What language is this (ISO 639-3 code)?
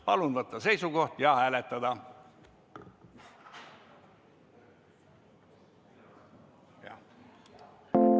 est